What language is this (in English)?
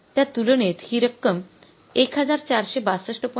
Marathi